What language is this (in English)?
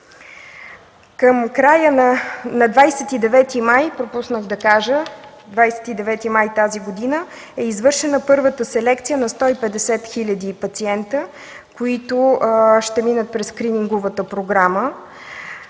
Bulgarian